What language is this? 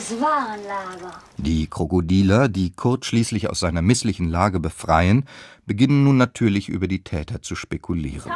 German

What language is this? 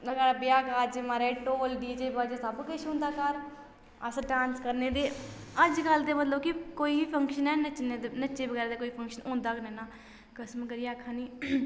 Dogri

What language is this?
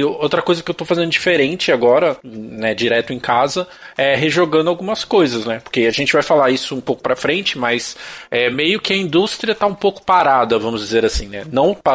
Portuguese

